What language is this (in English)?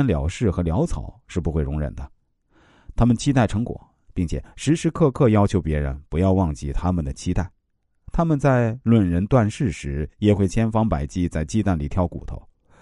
Chinese